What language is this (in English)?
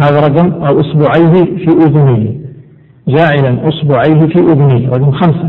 Arabic